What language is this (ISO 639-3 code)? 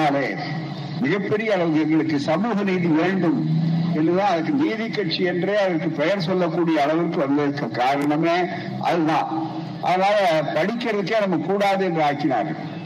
tam